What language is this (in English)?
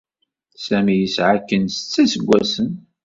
Kabyle